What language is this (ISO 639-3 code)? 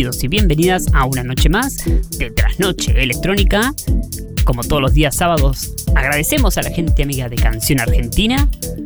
spa